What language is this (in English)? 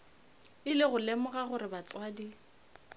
Northern Sotho